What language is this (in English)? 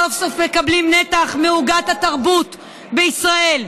Hebrew